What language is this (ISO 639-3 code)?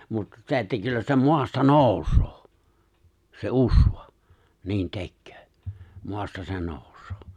fin